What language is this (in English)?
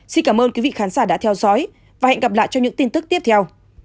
Vietnamese